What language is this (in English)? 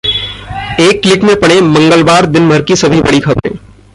Hindi